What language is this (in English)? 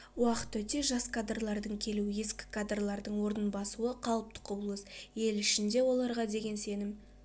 Kazakh